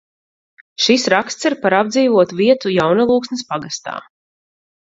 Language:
Latvian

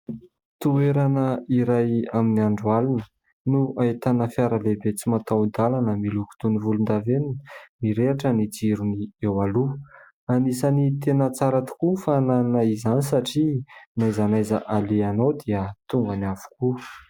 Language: Malagasy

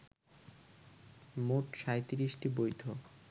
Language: Bangla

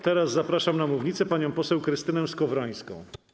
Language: Polish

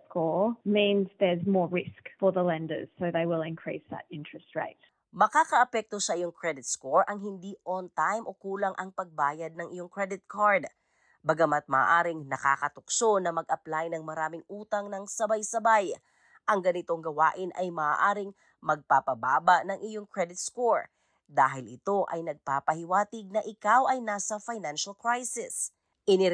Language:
Filipino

